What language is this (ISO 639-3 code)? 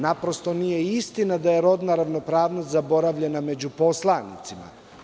srp